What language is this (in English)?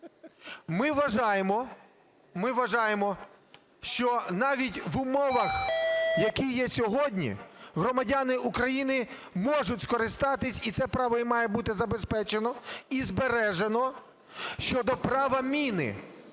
Ukrainian